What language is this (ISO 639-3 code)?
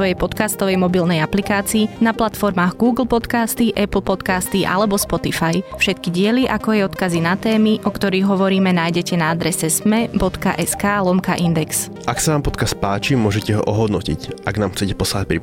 slk